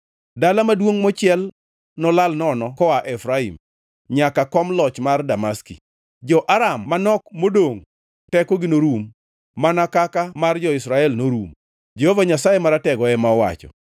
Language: Luo (Kenya and Tanzania)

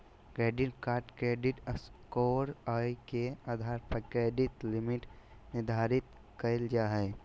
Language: Magahi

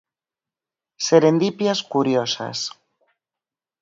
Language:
Galician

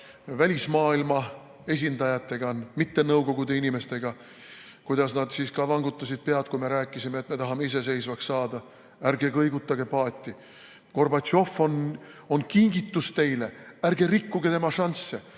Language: Estonian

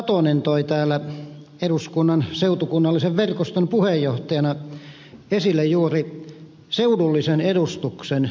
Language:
Finnish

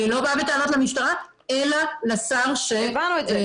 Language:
Hebrew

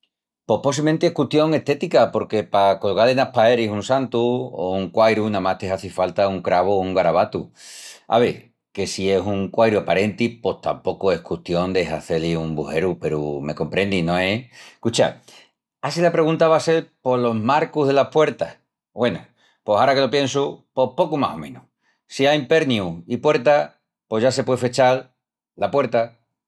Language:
Extremaduran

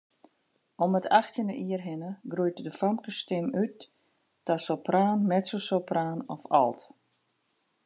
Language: Western Frisian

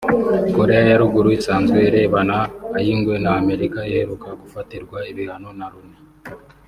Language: Kinyarwanda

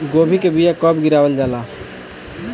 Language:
Bhojpuri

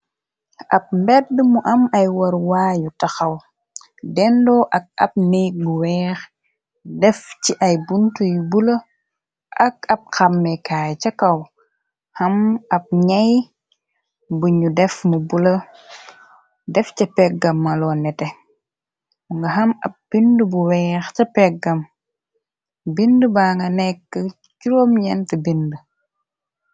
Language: Wolof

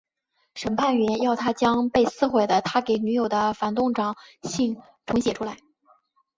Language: Chinese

